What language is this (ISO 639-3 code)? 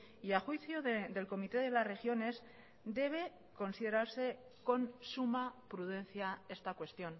spa